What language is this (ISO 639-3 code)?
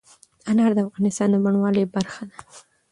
pus